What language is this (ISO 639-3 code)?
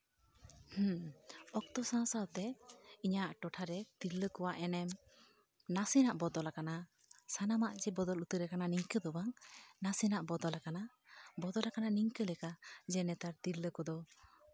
sat